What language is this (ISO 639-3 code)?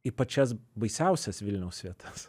lit